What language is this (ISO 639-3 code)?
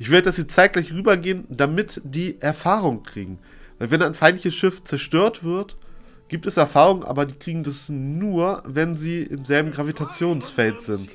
deu